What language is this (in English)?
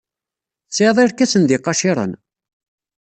Kabyle